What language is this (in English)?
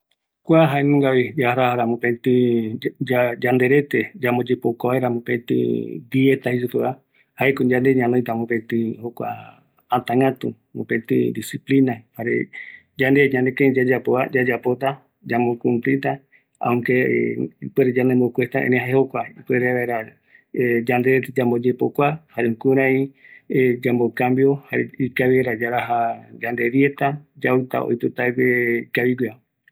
Eastern Bolivian Guaraní